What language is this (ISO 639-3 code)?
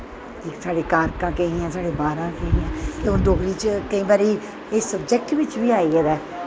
doi